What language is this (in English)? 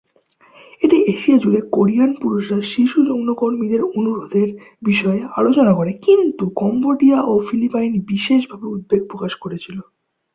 Bangla